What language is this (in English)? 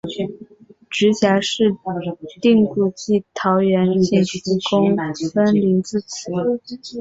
Chinese